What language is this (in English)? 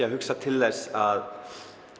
Icelandic